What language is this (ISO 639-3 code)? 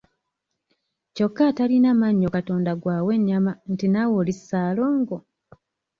lug